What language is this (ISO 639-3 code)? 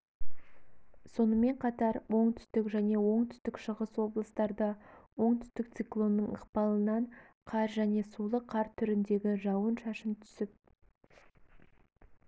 kaz